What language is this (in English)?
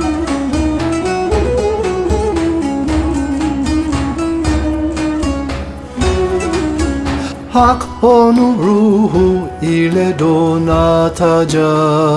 Turkish